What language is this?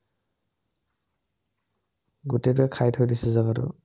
Assamese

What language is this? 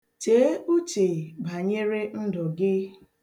Igbo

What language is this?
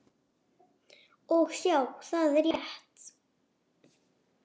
Icelandic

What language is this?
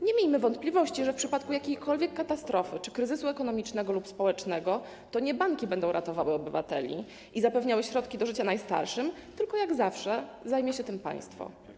Polish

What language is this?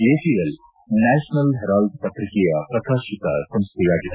Kannada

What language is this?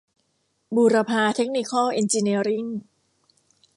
Thai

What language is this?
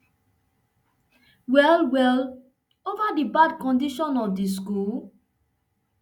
Nigerian Pidgin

